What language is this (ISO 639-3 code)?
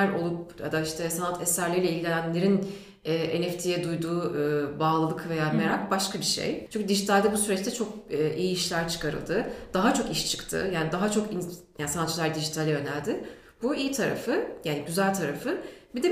tur